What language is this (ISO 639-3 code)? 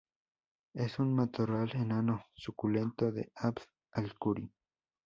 spa